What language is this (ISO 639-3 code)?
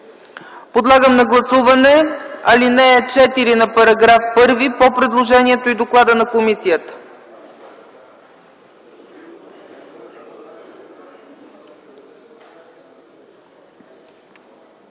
bul